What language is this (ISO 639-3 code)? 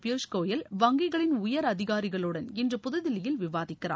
tam